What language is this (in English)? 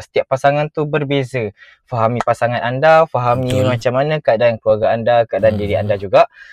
Malay